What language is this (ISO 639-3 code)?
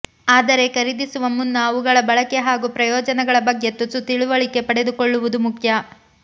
kan